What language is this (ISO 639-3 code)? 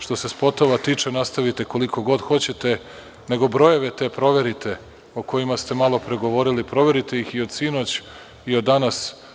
srp